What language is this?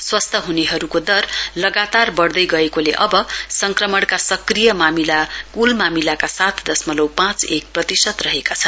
Nepali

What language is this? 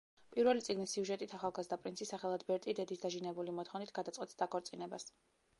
Georgian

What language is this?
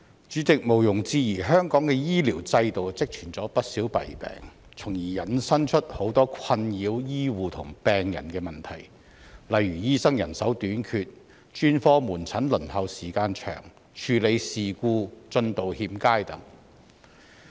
Cantonese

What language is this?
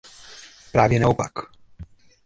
Czech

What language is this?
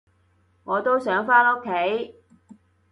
Cantonese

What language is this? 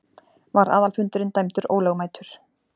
Icelandic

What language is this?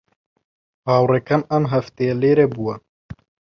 Central Kurdish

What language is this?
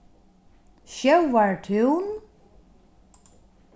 Faroese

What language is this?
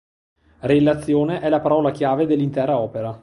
Italian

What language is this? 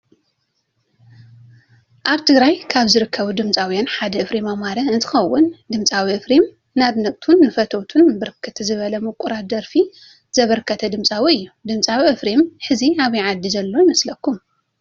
Tigrinya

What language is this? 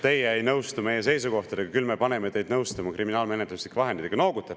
Estonian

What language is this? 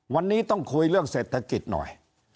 Thai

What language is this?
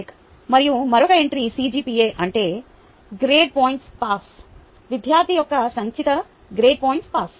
Telugu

